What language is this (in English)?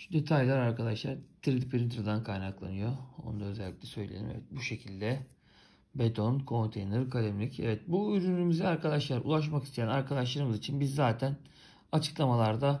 Turkish